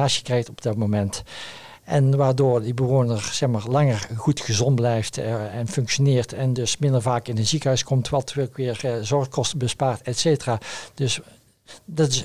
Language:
Dutch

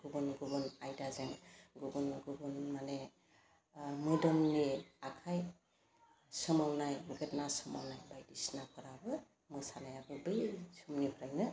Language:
Bodo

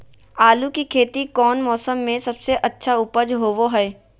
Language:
Magahi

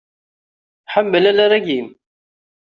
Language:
Kabyle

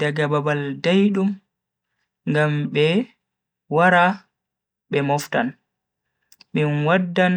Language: Bagirmi Fulfulde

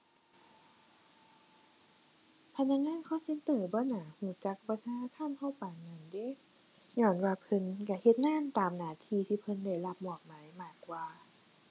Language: Thai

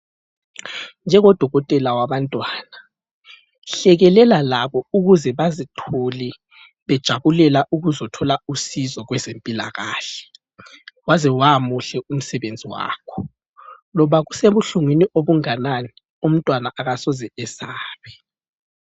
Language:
North Ndebele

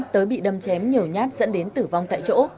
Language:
Vietnamese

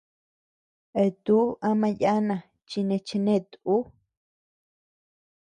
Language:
Tepeuxila Cuicatec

